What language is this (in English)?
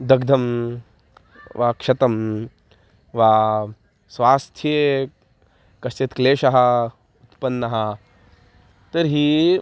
Sanskrit